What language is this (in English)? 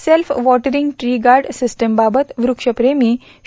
Marathi